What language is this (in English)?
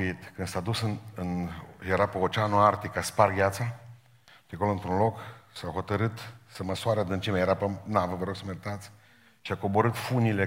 Romanian